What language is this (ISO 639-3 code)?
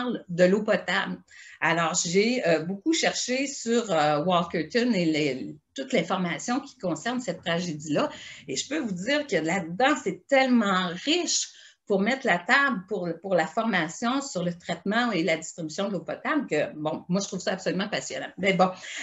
fra